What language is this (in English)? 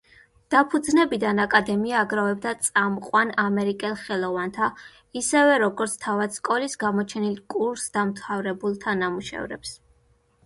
Georgian